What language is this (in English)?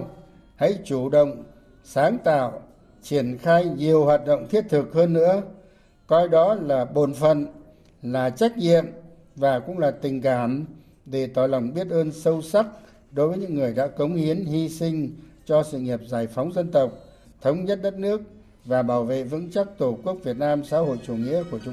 Vietnamese